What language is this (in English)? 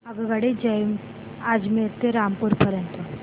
Marathi